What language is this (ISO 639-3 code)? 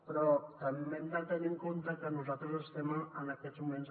cat